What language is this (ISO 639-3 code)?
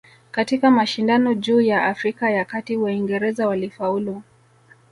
swa